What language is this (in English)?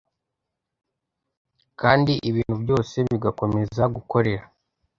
Kinyarwanda